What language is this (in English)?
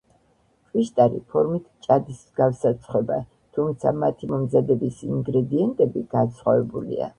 Georgian